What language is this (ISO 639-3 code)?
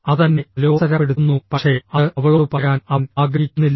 mal